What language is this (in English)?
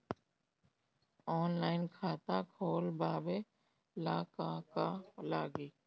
Bhojpuri